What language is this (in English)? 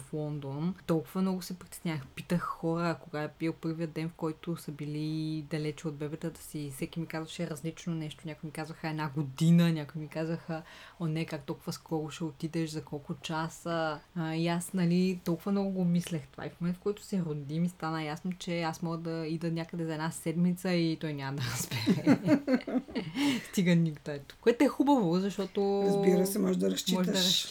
Bulgarian